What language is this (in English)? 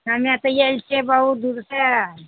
Maithili